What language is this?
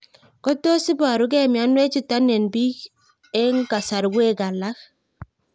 Kalenjin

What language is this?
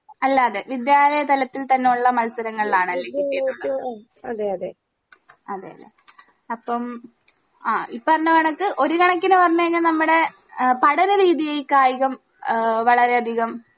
Malayalam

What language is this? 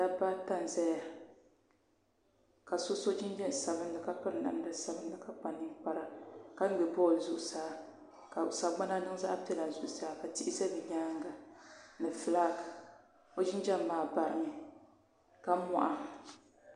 Dagbani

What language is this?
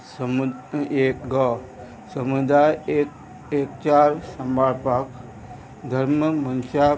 Konkani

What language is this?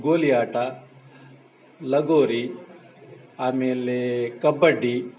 Kannada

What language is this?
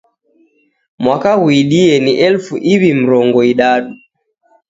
Taita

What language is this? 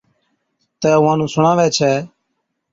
Od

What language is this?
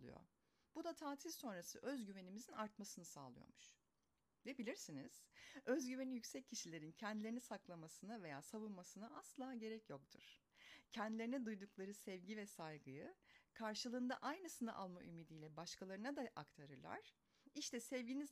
Turkish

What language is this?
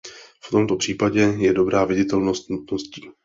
Czech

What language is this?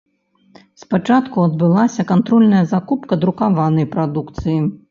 Belarusian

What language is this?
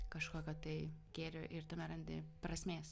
Lithuanian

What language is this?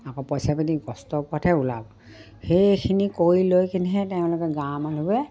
Assamese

